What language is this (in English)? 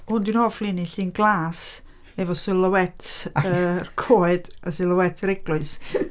Welsh